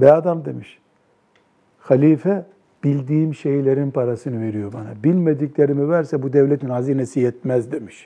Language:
Turkish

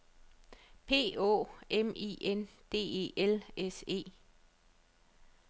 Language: Danish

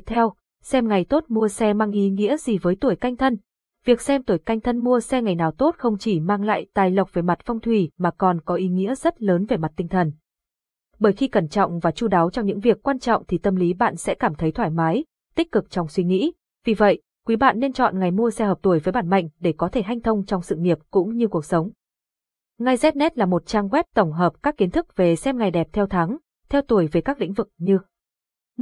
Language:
Vietnamese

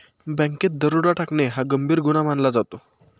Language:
Marathi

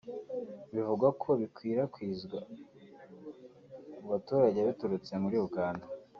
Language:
Kinyarwanda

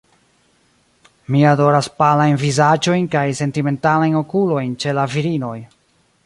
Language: Esperanto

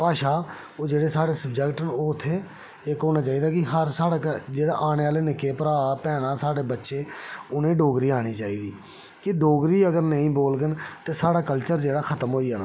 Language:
Dogri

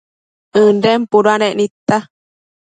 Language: Matsés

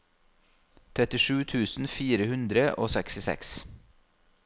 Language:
Norwegian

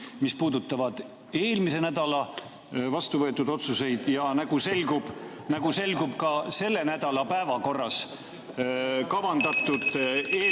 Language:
Estonian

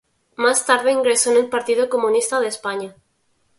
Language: Spanish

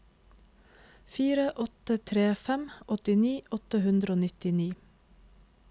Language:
Norwegian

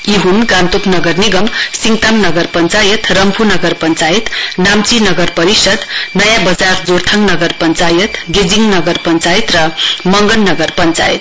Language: Nepali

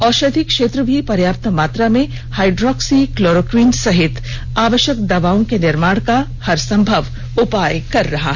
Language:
Hindi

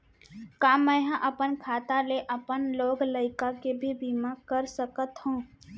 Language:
Chhattisgarhi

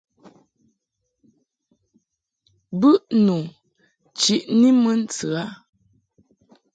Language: Mungaka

